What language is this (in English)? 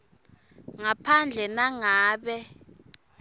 Swati